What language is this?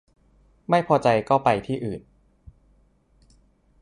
Thai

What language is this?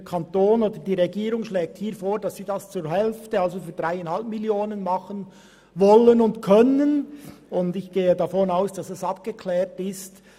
Swiss German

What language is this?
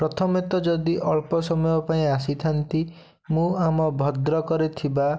Odia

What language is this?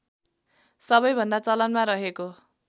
Nepali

